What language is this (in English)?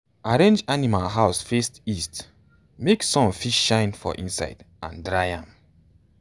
Nigerian Pidgin